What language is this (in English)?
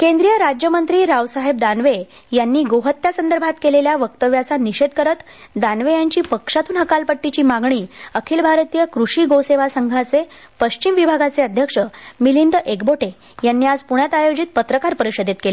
Marathi